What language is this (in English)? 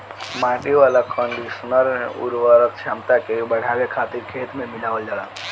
Bhojpuri